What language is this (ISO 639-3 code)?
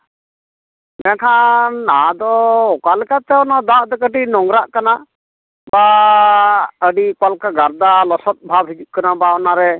sat